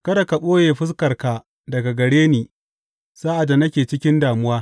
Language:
Hausa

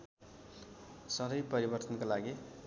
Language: Nepali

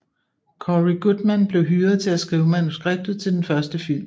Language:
Danish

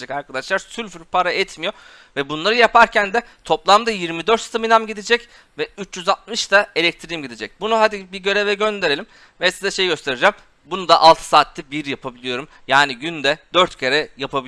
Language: Turkish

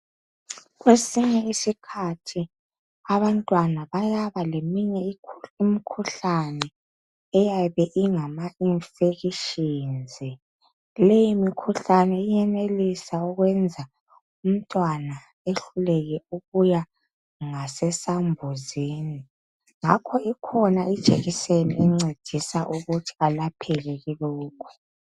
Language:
North Ndebele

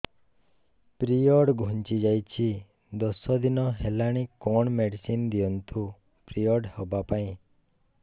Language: Odia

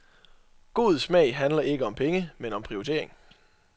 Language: Danish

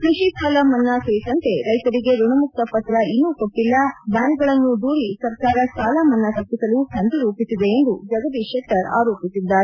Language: Kannada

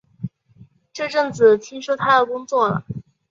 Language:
Chinese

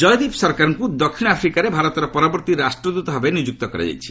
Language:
Odia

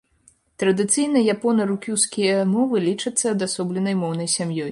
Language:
Belarusian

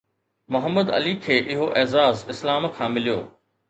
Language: Sindhi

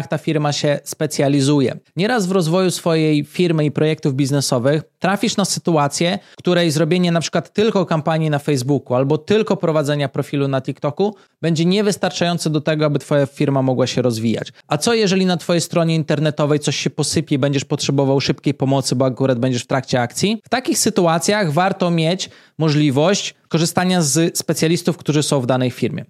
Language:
Polish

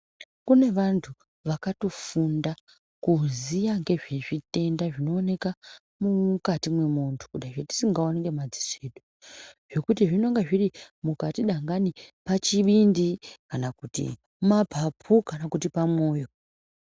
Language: Ndau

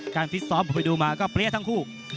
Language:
Thai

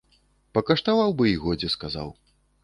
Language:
Belarusian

